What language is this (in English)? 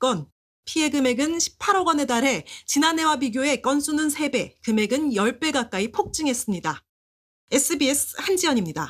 Korean